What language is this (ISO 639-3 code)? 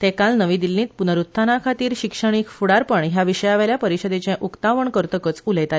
kok